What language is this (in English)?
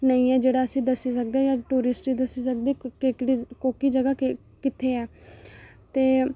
Dogri